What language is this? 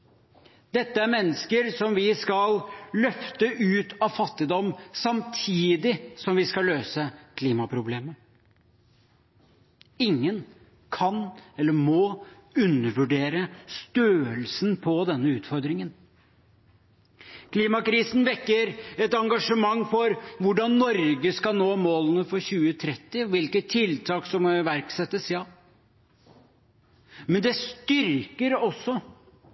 Norwegian Bokmål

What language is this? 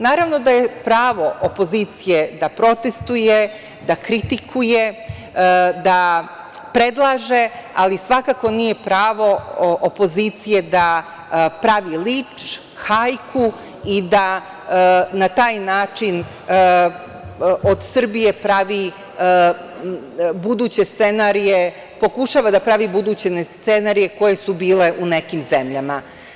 Serbian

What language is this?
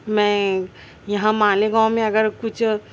Urdu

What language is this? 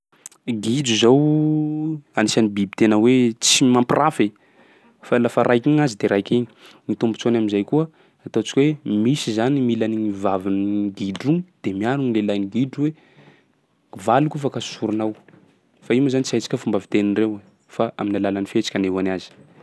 Sakalava Malagasy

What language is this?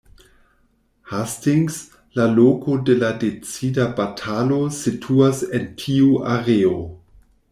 Esperanto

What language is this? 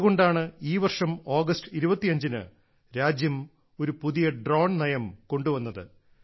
Malayalam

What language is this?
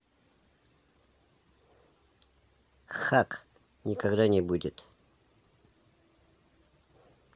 Russian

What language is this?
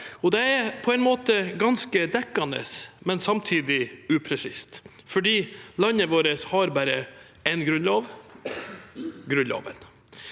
Norwegian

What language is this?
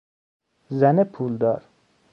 Persian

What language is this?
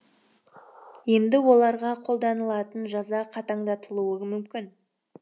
Kazakh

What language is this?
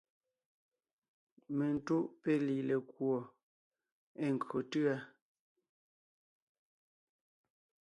Ngiemboon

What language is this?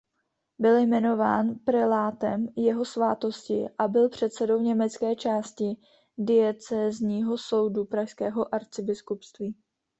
Czech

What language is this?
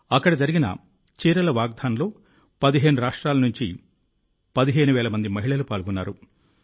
Telugu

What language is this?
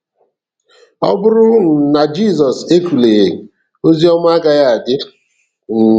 Igbo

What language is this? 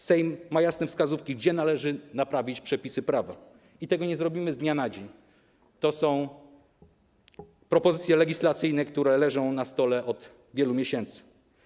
Polish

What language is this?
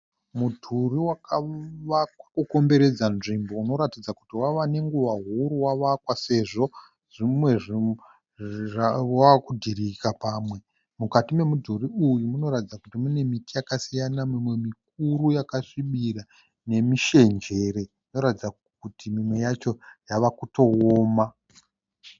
Shona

